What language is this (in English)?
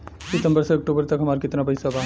Bhojpuri